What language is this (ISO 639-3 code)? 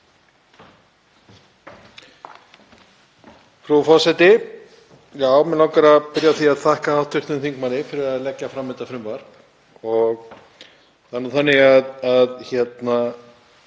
isl